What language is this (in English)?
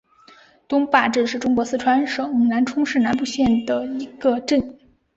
Chinese